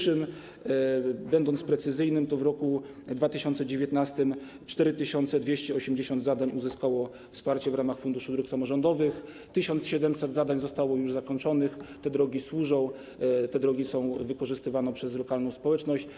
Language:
Polish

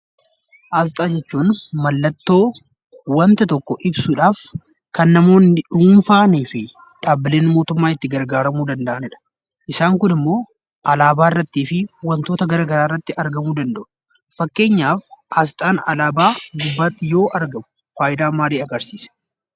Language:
Oromo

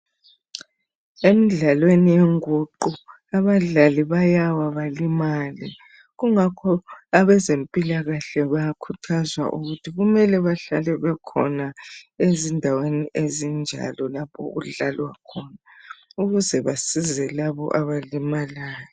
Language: North Ndebele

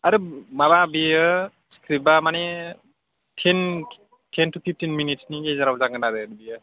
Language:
Bodo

